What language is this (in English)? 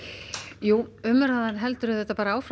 Icelandic